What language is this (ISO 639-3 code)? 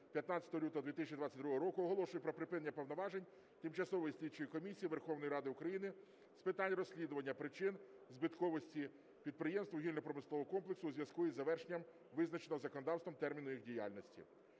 ukr